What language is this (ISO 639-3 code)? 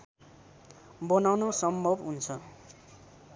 nep